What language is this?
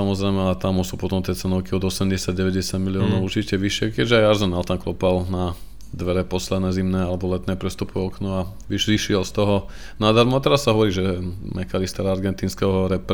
Slovak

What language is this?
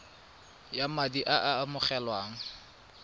Tswana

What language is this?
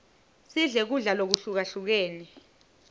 Swati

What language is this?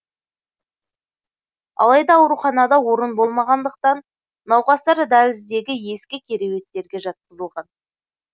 Kazakh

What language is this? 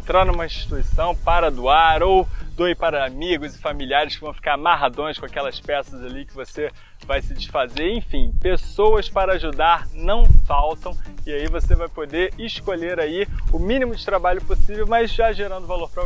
Portuguese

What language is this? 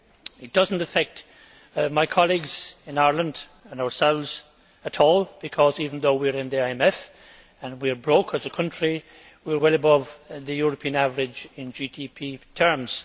English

